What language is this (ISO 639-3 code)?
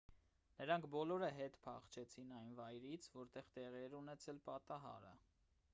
hye